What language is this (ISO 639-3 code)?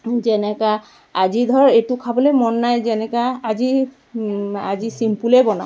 asm